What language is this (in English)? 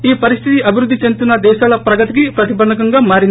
Telugu